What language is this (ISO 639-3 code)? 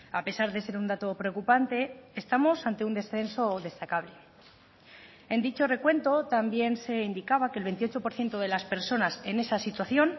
spa